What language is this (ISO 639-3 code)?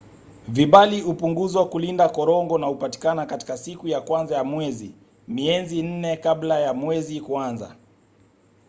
swa